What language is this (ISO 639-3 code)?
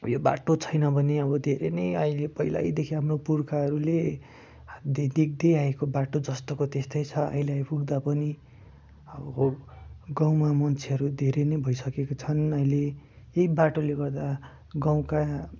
nep